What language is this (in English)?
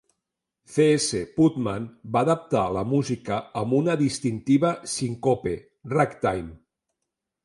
Catalan